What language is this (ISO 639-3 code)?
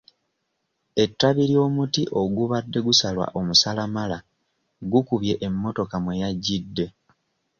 lug